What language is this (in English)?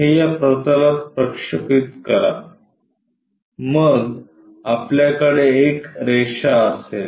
Marathi